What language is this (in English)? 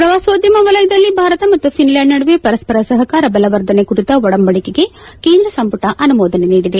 Kannada